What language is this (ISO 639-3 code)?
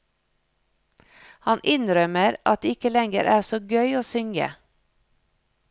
nor